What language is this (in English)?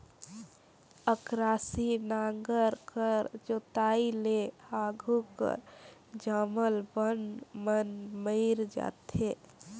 Chhattisgarhi